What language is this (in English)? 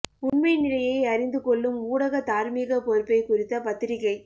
Tamil